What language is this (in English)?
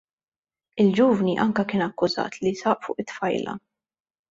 Maltese